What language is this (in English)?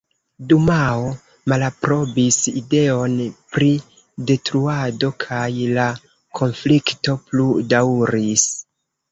Esperanto